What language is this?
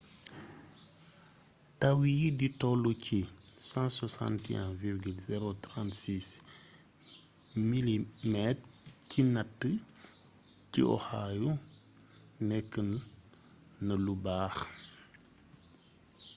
Wolof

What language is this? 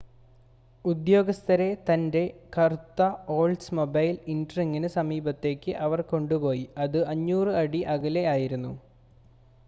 Malayalam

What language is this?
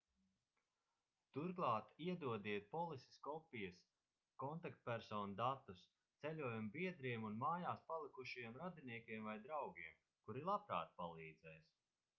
Latvian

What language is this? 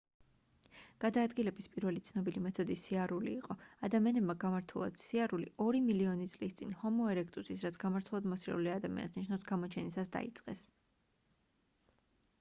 Georgian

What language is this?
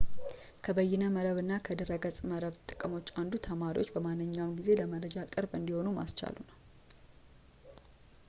Amharic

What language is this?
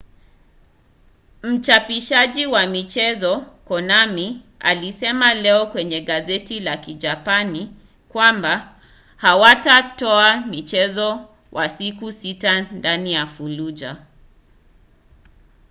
Swahili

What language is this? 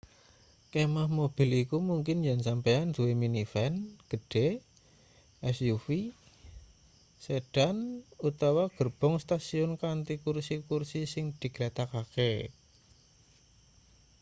Javanese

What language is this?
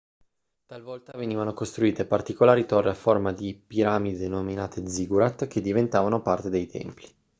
Italian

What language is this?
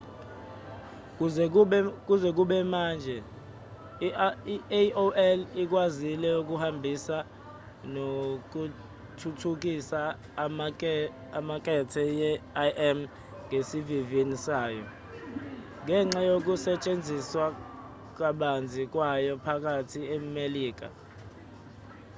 Zulu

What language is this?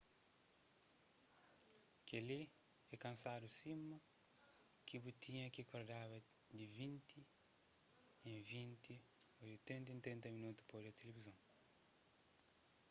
Kabuverdianu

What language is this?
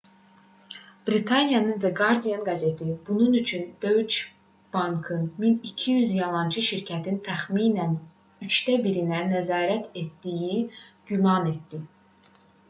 Azerbaijani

